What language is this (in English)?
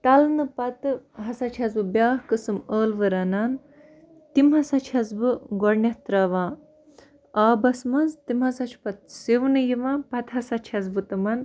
Kashmiri